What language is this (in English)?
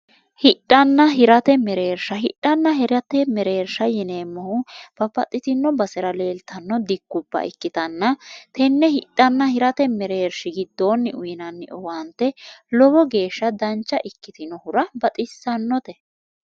Sidamo